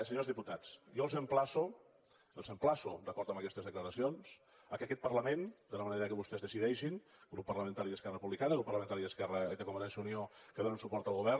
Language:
Catalan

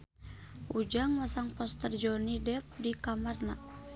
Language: Sundanese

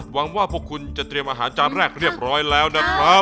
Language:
Thai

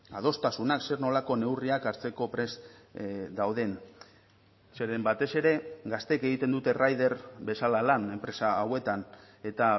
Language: Basque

